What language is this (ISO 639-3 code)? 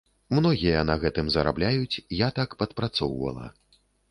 bel